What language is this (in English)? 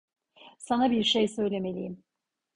Turkish